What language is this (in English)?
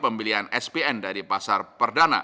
Indonesian